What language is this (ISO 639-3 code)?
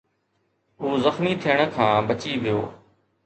snd